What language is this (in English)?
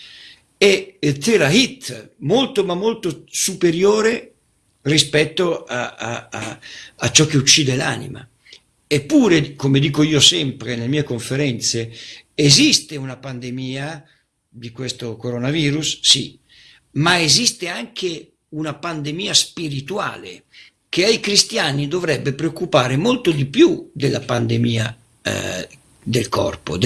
Italian